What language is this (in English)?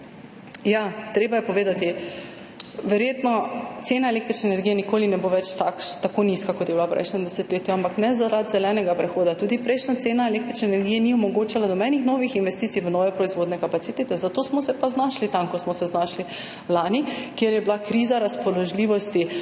Slovenian